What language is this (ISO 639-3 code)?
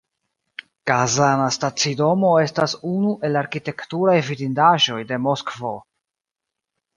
epo